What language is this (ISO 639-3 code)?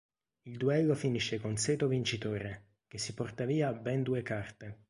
ita